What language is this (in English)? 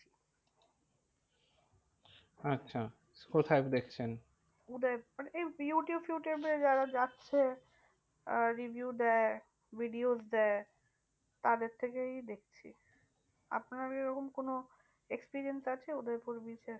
Bangla